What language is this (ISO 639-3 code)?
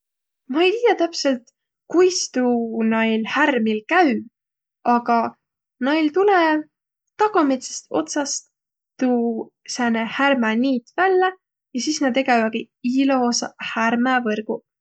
vro